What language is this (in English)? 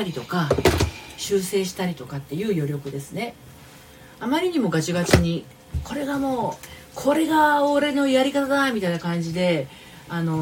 Japanese